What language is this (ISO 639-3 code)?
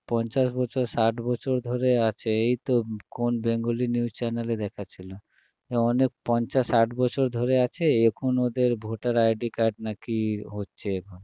ben